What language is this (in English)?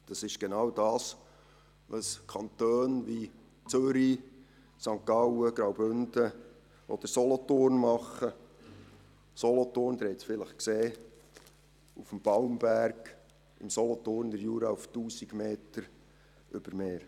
Swiss German